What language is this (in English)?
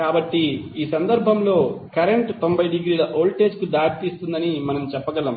Telugu